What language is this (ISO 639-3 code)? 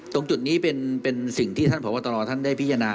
tha